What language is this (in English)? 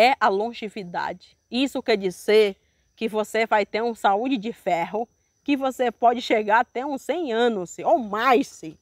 Portuguese